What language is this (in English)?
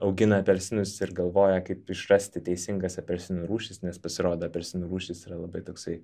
Lithuanian